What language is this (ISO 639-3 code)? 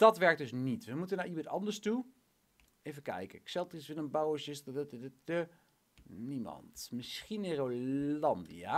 nld